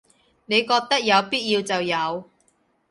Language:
Cantonese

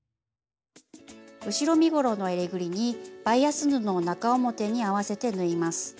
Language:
Japanese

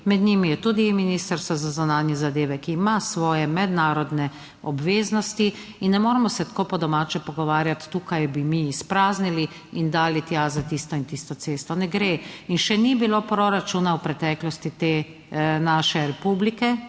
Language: Slovenian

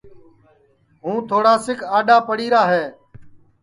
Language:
Sansi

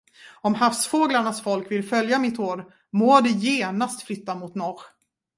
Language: Swedish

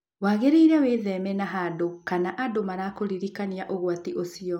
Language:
Kikuyu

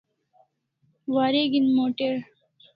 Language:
Kalasha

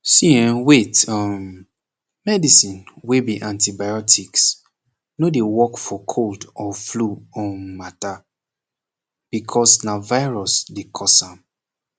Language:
Nigerian Pidgin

